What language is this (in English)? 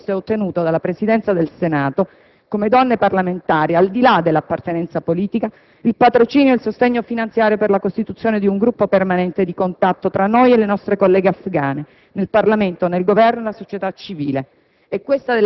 Italian